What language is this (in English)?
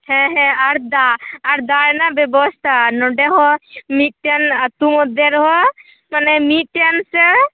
Santali